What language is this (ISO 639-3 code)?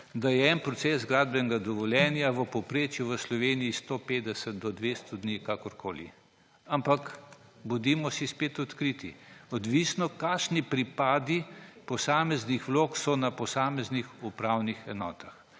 slv